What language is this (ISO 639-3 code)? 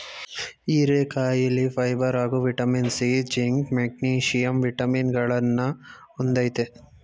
kan